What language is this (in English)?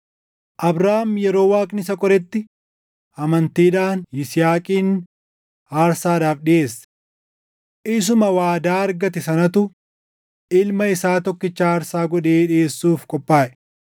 Oromo